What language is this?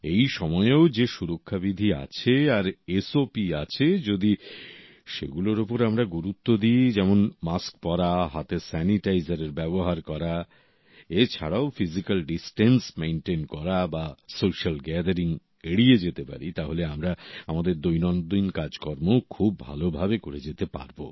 Bangla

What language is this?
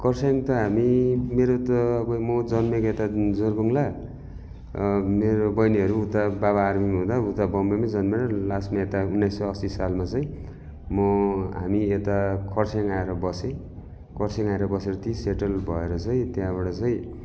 Nepali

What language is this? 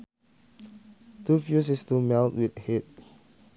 Sundanese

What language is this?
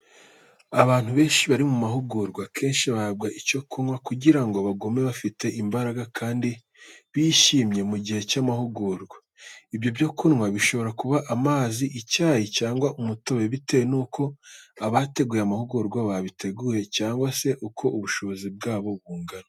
Kinyarwanda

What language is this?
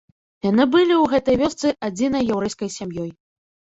Belarusian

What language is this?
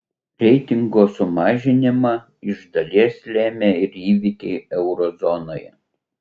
Lithuanian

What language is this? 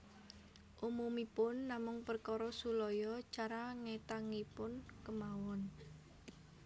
Javanese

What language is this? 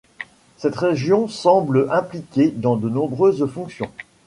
French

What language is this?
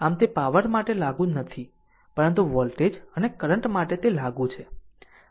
Gujarati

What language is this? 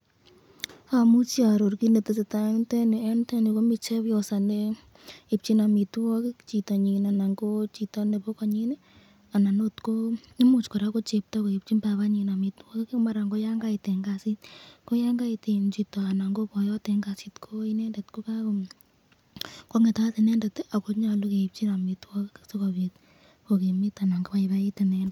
Kalenjin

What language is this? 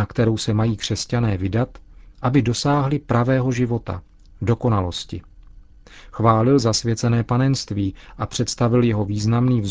Czech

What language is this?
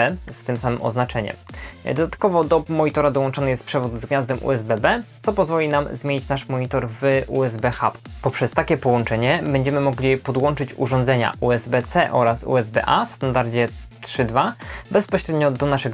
Polish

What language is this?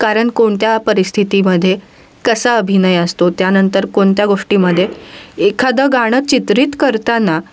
Marathi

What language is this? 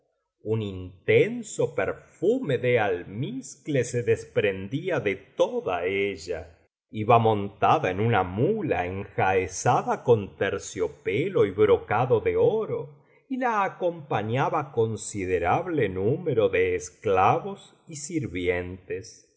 Spanish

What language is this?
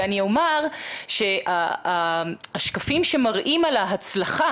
Hebrew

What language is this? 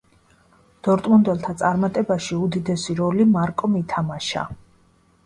Georgian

